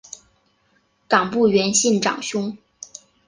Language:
Chinese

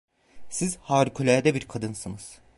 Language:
Turkish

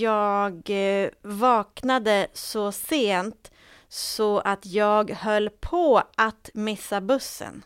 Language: Swedish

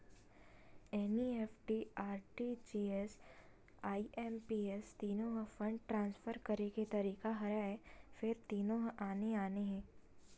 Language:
Chhattisgarhi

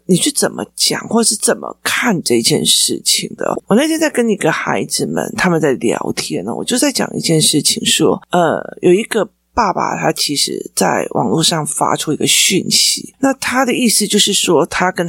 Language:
Chinese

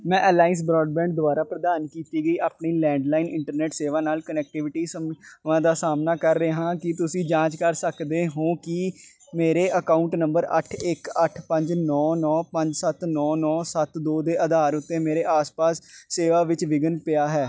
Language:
Punjabi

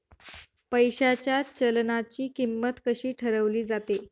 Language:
Marathi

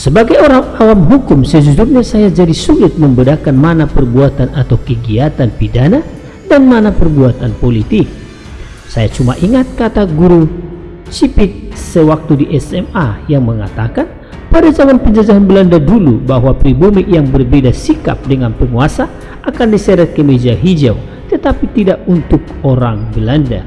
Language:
Indonesian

